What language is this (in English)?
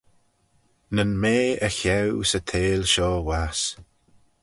Manx